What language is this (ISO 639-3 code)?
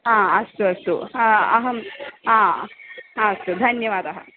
san